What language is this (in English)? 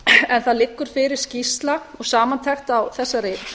Icelandic